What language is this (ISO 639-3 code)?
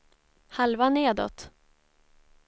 swe